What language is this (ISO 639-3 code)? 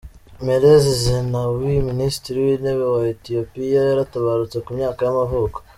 kin